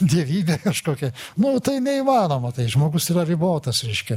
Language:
Lithuanian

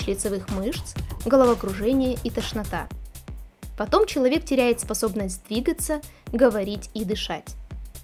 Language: Russian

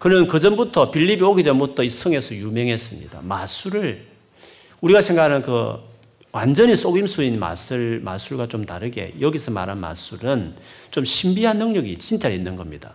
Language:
Korean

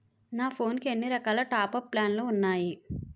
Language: Telugu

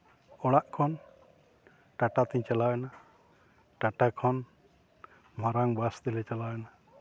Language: Santali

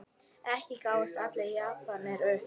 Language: Icelandic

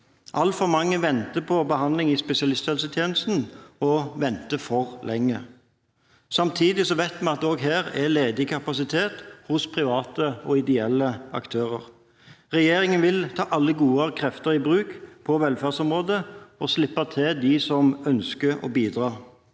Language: Norwegian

